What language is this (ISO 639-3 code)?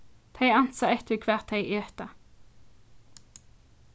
fao